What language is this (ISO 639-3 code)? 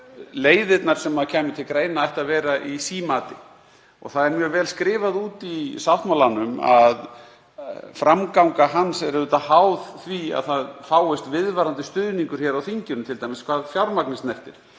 isl